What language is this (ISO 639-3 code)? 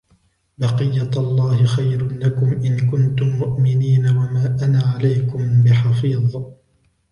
ara